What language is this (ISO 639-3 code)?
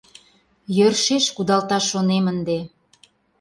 chm